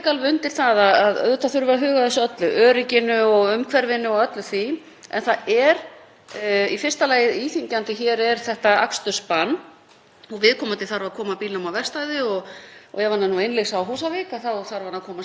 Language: Icelandic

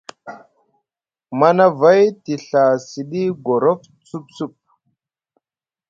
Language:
Musgu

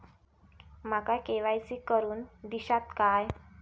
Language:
Marathi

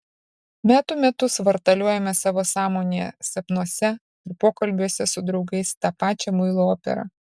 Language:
Lithuanian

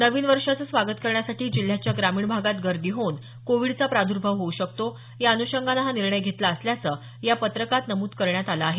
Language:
Marathi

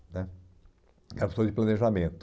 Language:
Portuguese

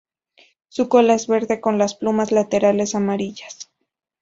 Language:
Spanish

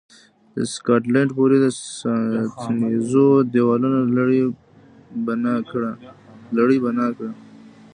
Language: Pashto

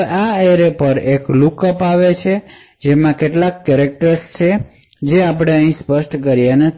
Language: Gujarati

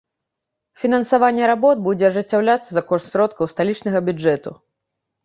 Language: Belarusian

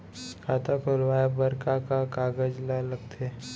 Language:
Chhattisgarhi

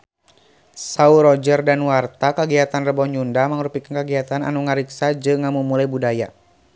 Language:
Sundanese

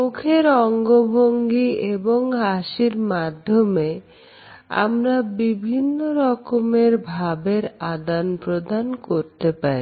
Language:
Bangla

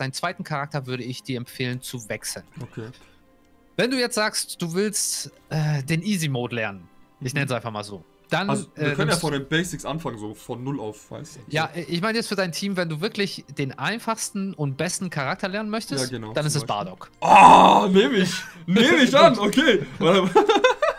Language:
German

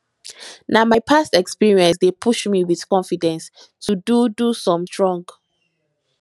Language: Nigerian Pidgin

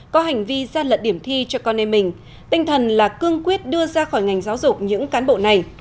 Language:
Vietnamese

